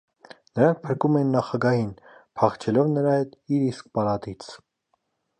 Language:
Armenian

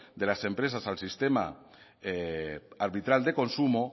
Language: Spanish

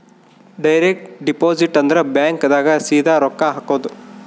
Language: Kannada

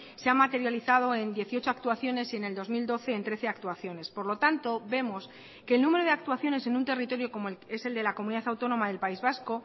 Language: Spanish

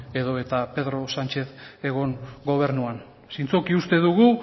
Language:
Basque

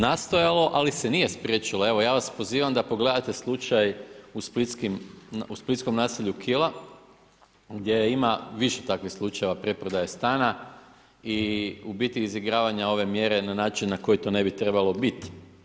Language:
Croatian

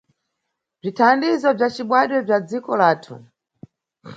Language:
Nyungwe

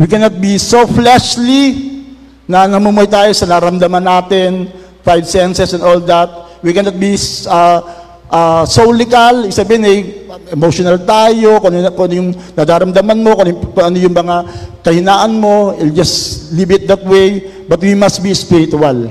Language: Filipino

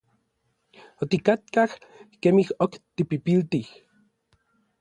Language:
Orizaba Nahuatl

